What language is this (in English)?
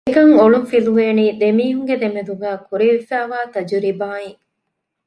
Divehi